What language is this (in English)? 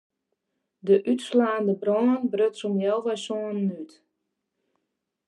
Western Frisian